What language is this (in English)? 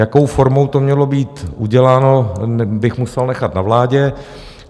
Czech